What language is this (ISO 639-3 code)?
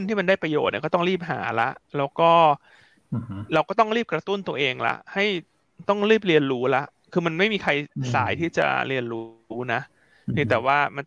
tha